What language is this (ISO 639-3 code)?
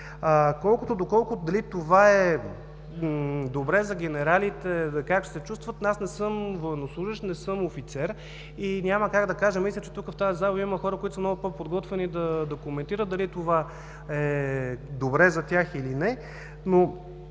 bul